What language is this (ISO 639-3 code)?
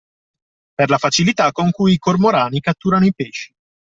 ita